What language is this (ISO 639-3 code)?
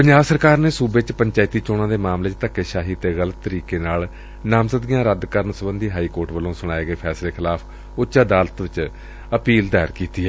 pan